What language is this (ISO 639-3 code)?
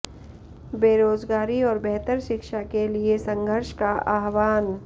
hin